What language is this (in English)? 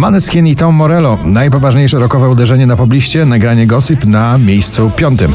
Polish